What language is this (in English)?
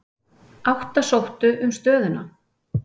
Icelandic